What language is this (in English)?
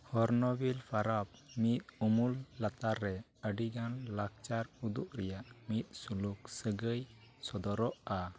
Santali